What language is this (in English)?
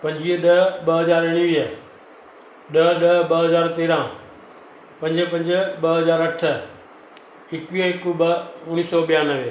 Sindhi